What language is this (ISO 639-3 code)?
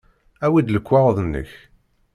kab